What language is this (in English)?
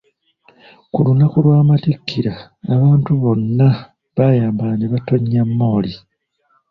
Ganda